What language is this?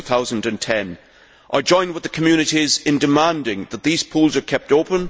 English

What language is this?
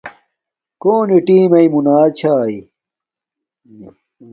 Domaaki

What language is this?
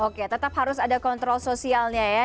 Indonesian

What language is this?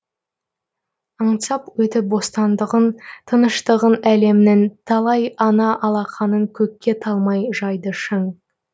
Kazakh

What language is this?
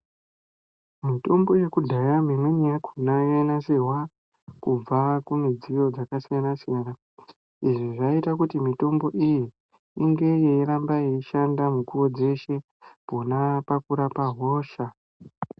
Ndau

